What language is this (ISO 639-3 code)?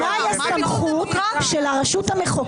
heb